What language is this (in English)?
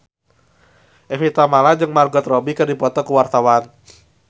Sundanese